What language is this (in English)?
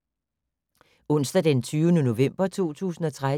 Danish